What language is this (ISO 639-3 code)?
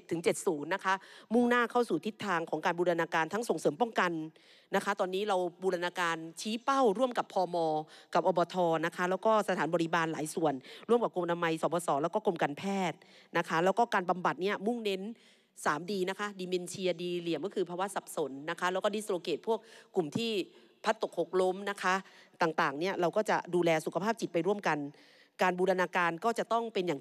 tha